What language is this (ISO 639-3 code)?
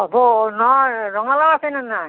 asm